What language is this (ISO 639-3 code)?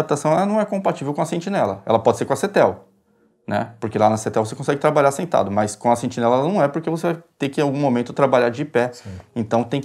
por